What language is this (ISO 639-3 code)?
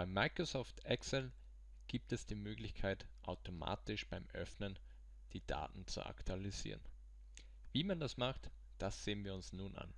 deu